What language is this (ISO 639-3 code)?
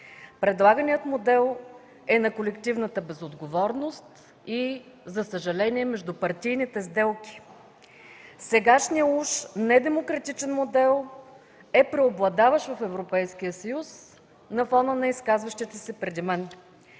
bul